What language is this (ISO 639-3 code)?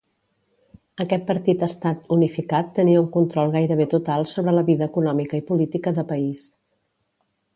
cat